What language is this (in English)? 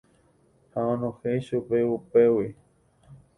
Guarani